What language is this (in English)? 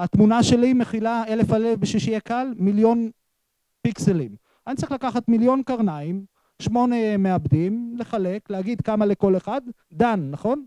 Hebrew